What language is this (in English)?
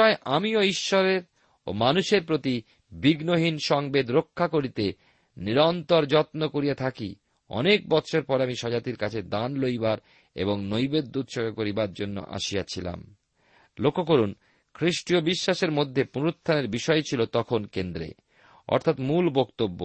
Bangla